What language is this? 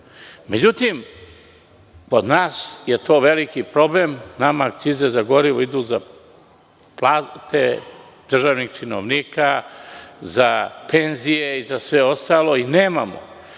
Serbian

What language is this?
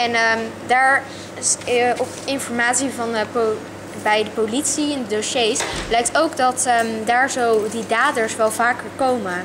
Dutch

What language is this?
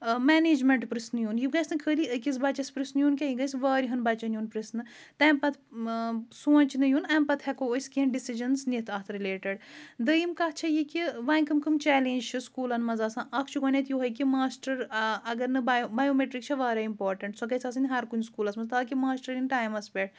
Kashmiri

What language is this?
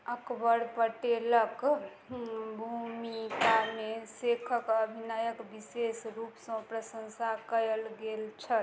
Maithili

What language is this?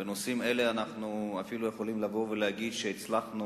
Hebrew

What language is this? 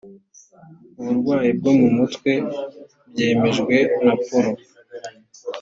Kinyarwanda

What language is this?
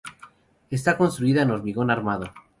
Spanish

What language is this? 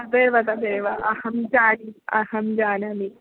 Sanskrit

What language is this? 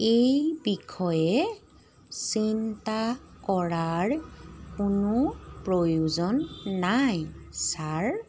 Assamese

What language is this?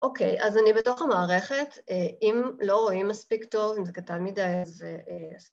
Hebrew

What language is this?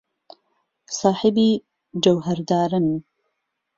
Central Kurdish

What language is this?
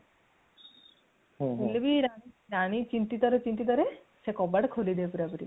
Odia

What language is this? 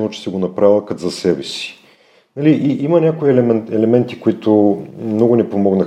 Bulgarian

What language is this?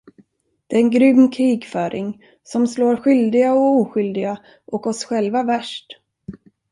Swedish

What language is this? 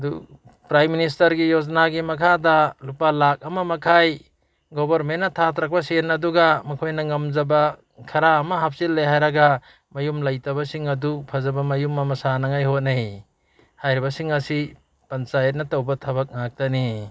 Manipuri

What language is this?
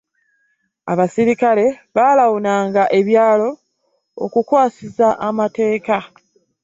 Ganda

